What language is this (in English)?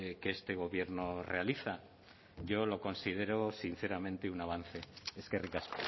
Spanish